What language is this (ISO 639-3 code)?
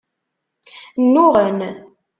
kab